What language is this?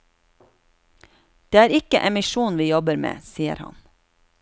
Norwegian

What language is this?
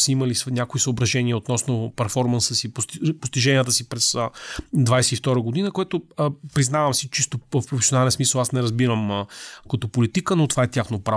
Bulgarian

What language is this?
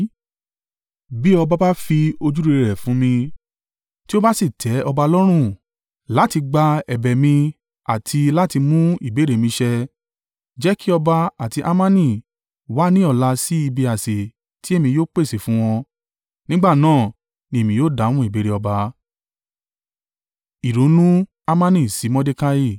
Yoruba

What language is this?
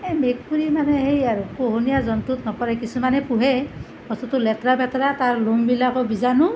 Assamese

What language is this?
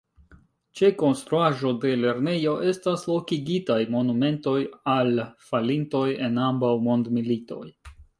Esperanto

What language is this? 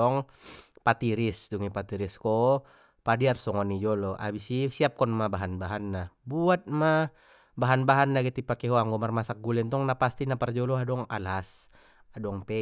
Batak Mandailing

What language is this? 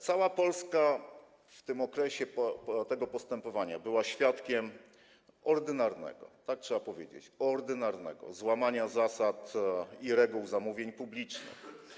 Polish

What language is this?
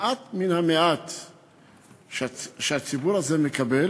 Hebrew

